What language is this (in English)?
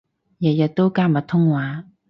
Cantonese